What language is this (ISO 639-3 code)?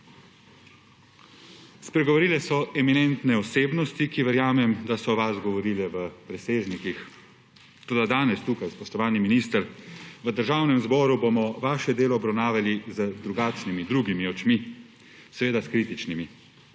slv